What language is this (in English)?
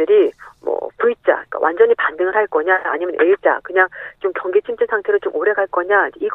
Korean